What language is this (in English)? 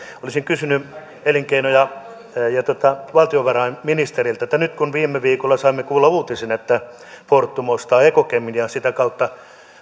Finnish